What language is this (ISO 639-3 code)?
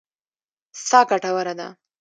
pus